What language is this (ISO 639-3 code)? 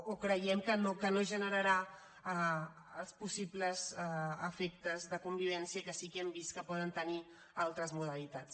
cat